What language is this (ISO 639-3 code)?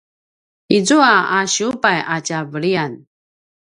pwn